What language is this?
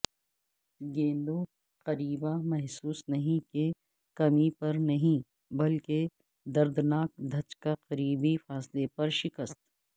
Urdu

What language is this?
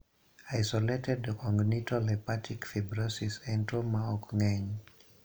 Luo (Kenya and Tanzania)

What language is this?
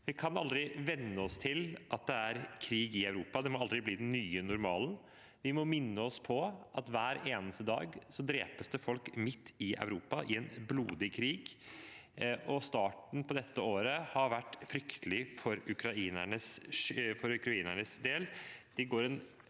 Norwegian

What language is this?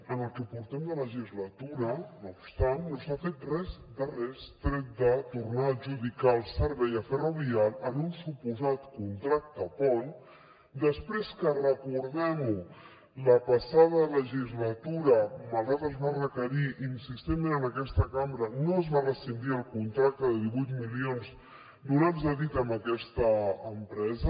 Catalan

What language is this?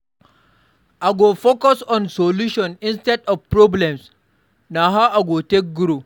Nigerian Pidgin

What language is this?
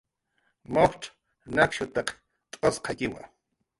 Jaqaru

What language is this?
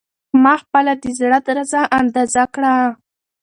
Pashto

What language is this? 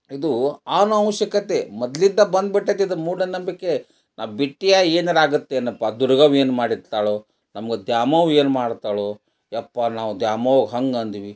Kannada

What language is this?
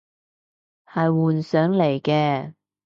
Cantonese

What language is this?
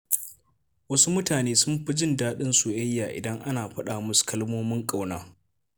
Hausa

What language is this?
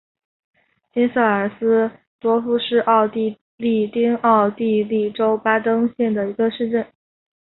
Chinese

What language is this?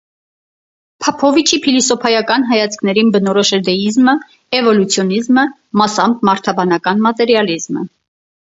Armenian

